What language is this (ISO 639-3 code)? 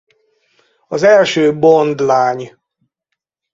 hun